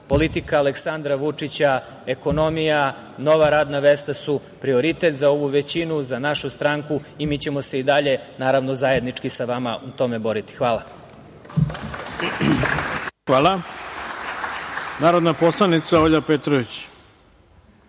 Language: Serbian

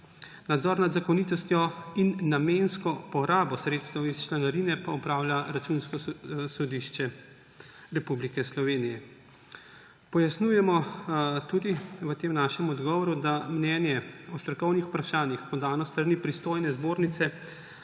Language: Slovenian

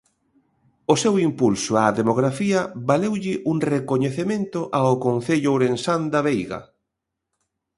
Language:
Galician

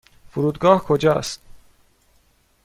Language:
Persian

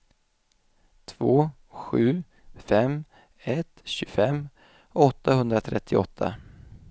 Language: Swedish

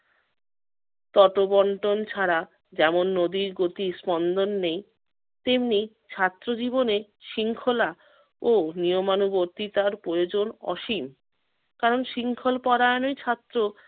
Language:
Bangla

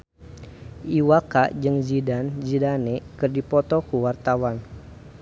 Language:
Sundanese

